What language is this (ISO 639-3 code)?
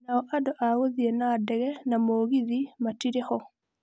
kik